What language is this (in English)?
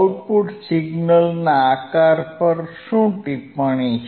Gujarati